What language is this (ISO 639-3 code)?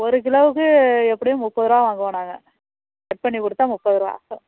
tam